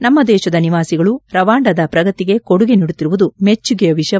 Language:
Kannada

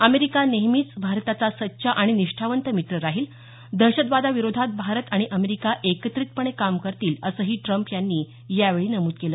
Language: Marathi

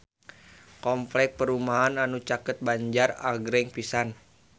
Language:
Sundanese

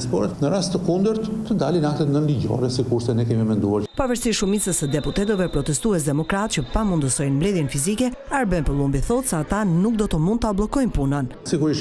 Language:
Romanian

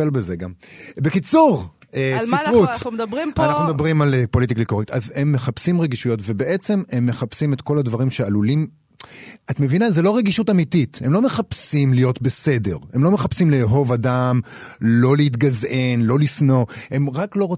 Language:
Hebrew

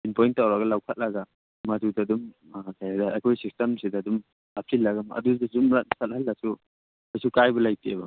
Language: Manipuri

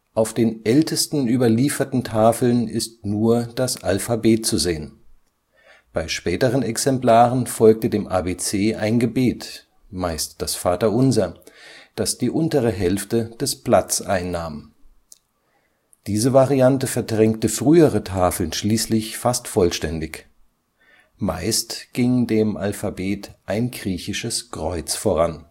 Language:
German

